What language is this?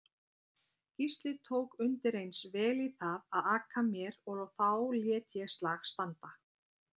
Icelandic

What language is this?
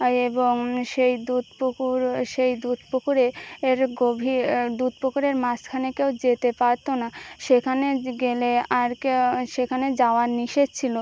Bangla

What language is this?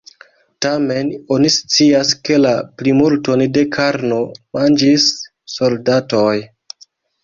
Esperanto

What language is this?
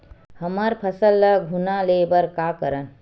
Chhattisgarhi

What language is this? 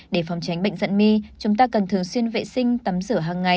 Vietnamese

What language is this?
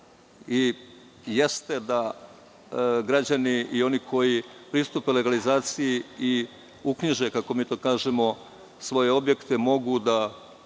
Serbian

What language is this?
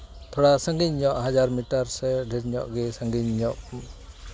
Santali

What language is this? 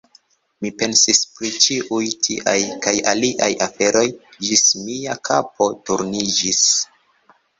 Esperanto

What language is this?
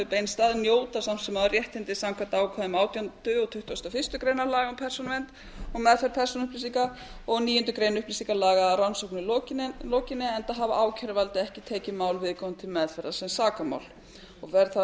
Icelandic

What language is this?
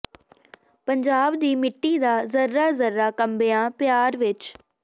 Punjabi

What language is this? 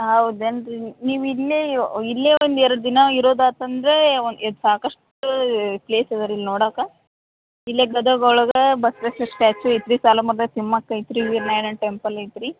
Kannada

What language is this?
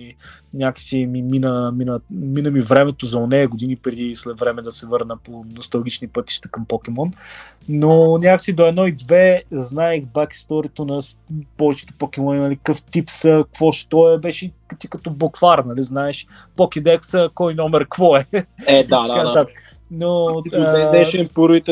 Bulgarian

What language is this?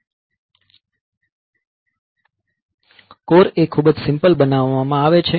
Gujarati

